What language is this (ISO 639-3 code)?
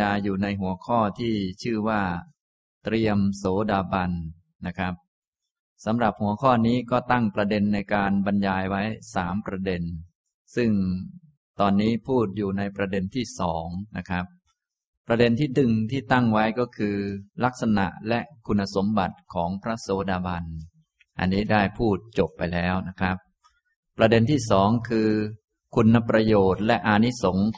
tha